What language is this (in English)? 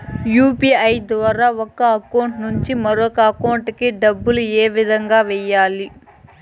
Telugu